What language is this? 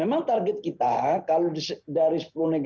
Indonesian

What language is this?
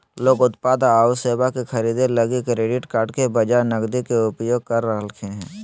Magahi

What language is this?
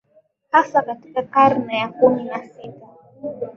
Swahili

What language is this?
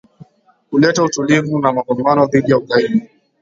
Swahili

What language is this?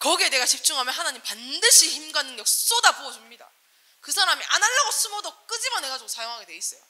Korean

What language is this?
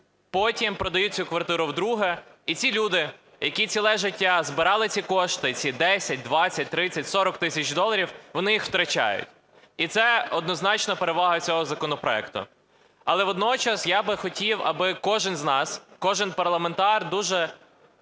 Ukrainian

